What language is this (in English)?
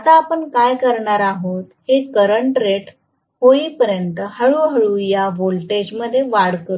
Marathi